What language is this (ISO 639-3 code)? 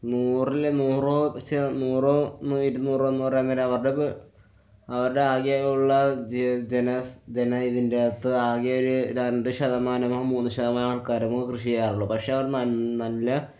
mal